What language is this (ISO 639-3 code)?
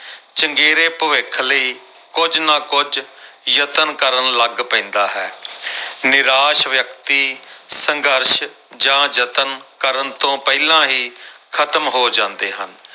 pan